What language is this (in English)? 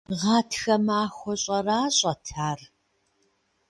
Kabardian